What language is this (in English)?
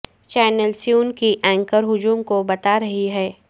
Urdu